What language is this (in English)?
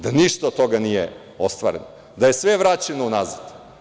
Serbian